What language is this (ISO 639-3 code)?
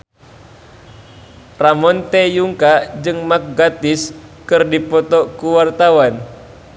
sun